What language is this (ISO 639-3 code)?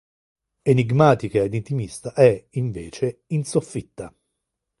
ita